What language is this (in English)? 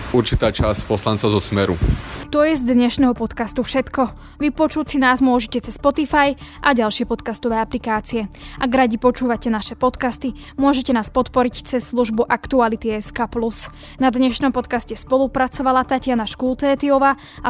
Slovak